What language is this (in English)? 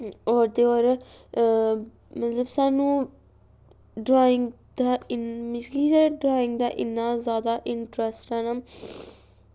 Dogri